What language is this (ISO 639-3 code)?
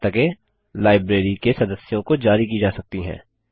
hin